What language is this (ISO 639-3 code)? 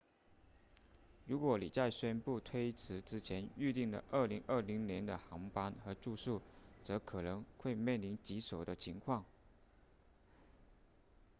zho